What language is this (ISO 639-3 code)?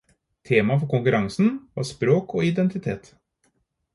nob